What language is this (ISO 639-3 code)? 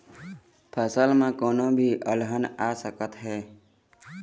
hne